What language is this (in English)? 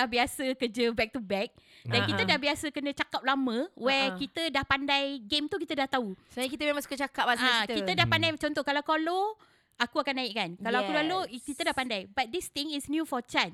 Malay